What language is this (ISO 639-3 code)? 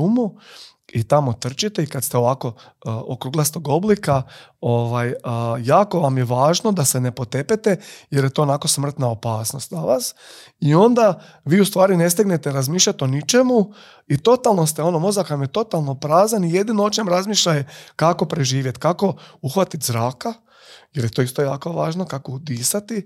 hrv